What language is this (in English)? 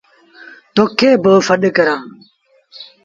Sindhi Bhil